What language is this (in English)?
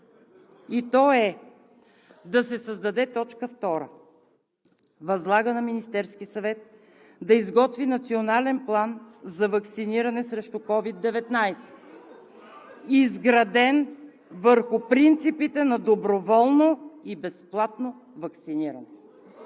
Bulgarian